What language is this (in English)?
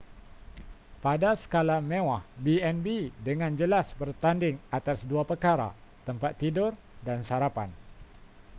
Malay